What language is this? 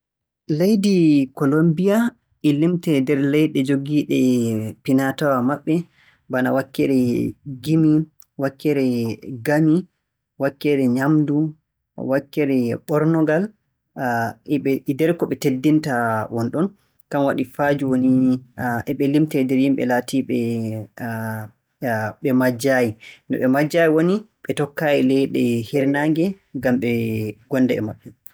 Borgu Fulfulde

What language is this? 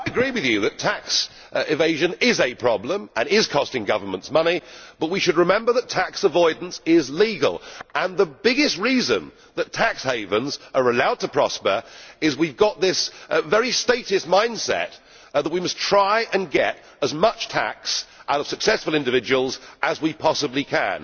English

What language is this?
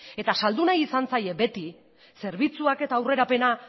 Basque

